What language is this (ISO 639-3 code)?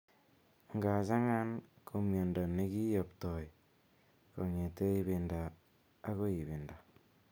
kln